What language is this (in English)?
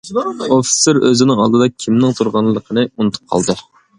Uyghur